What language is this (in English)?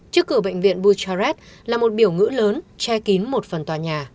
Vietnamese